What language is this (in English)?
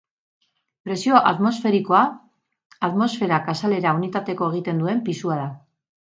Basque